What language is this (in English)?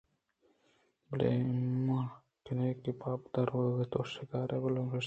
Eastern Balochi